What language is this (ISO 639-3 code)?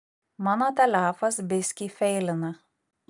lit